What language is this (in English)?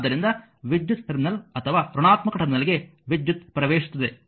Kannada